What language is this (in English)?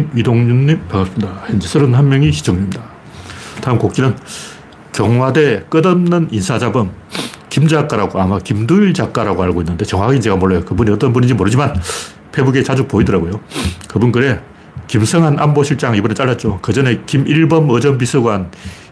Korean